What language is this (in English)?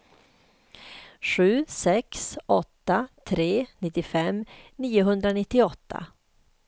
Swedish